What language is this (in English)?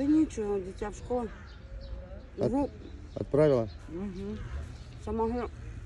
Russian